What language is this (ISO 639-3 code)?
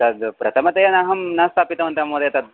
san